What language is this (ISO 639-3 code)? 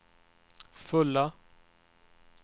swe